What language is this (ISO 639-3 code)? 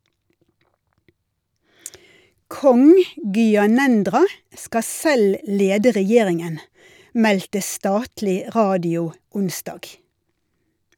nor